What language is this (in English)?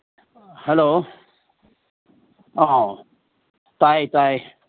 Manipuri